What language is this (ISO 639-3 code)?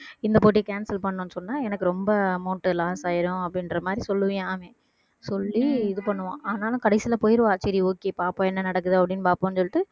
tam